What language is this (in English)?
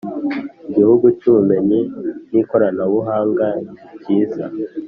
Kinyarwanda